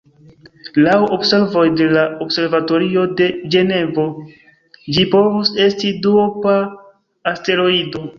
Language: Esperanto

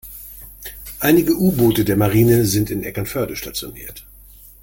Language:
German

